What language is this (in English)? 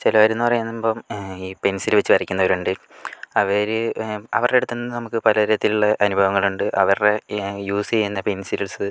Malayalam